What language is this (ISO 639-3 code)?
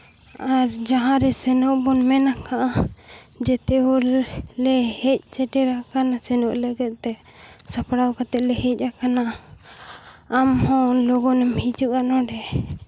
sat